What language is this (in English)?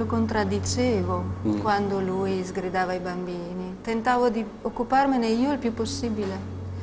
Italian